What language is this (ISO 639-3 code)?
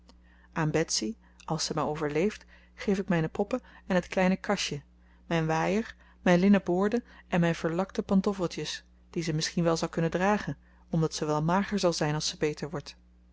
nld